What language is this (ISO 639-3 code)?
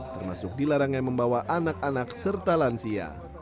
ind